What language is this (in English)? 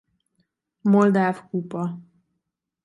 Hungarian